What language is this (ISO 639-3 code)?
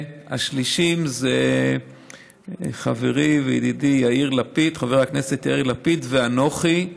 heb